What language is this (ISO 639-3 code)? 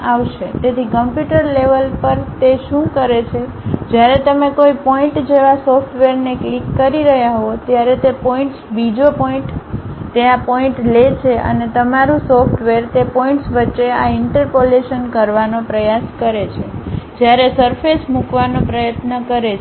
guj